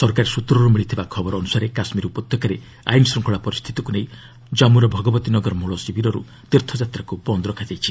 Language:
Odia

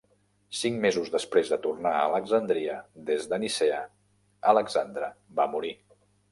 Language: Catalan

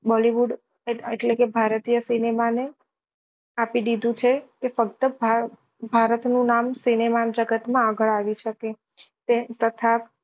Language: Gujarati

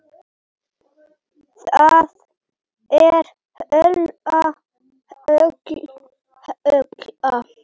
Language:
Icelandic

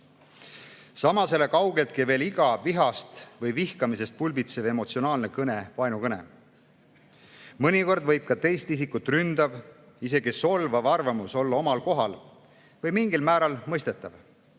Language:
Estonian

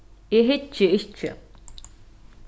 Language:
Faroese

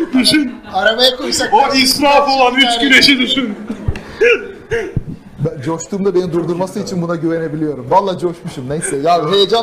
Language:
Turkish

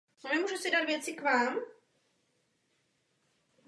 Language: Czech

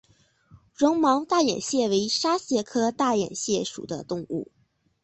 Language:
Chinese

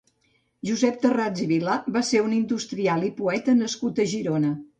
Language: Catalan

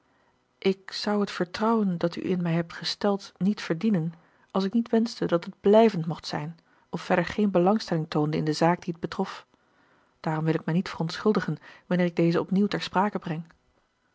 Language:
Dutch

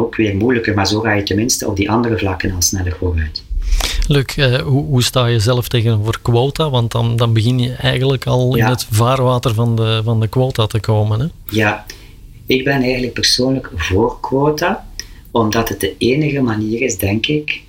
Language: Dutch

